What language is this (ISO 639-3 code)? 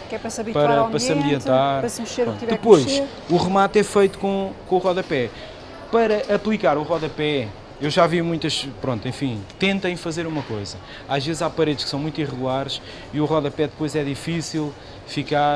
por